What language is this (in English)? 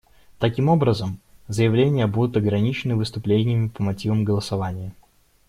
Russian